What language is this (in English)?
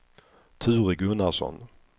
Swedish